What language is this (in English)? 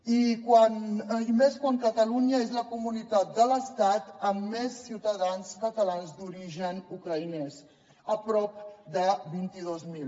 Catalan